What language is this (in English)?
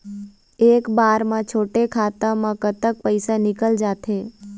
Chhattisgarhi